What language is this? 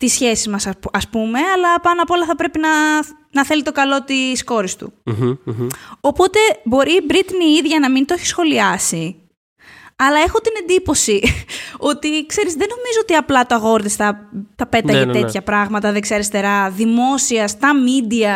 Greek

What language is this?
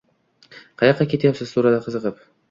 Uzbek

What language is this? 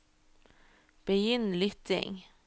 Norwegian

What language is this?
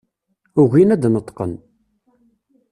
Kabyle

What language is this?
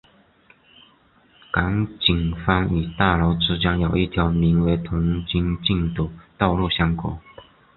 Chinese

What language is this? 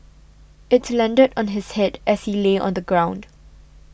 English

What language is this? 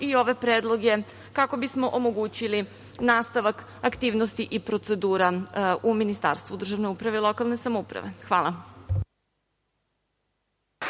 Serbian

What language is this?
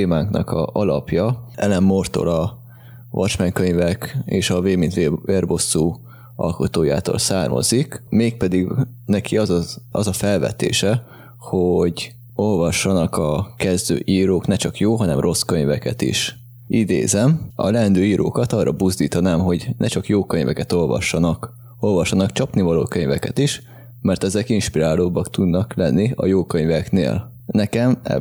Hungarian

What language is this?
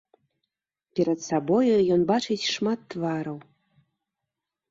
Belarusian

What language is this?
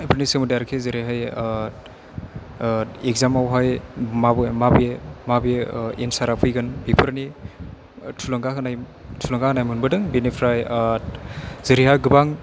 Bodo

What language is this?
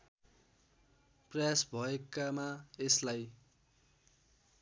Nepali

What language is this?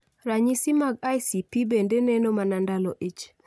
Luo (Kenya and Tanzania)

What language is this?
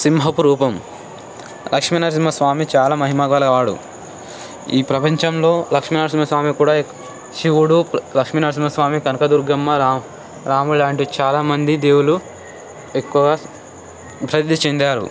Telugu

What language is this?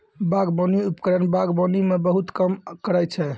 Maithili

